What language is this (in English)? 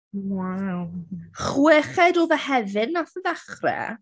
Welsh